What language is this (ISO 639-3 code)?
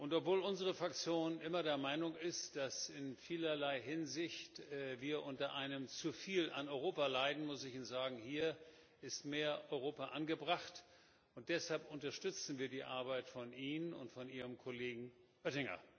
deu